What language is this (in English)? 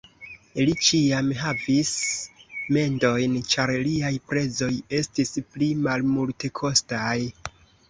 Esperanto